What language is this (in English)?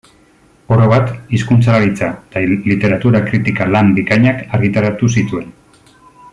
Basque